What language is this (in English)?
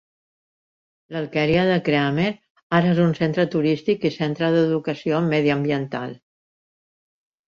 Catalan